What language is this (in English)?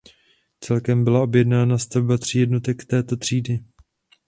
Czech